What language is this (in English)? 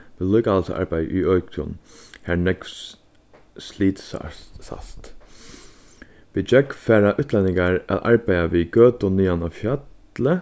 Faroese